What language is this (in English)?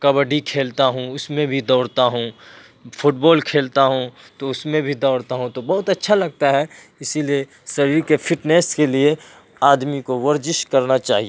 Urdu